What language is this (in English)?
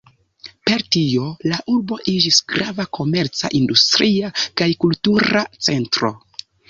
Esperanto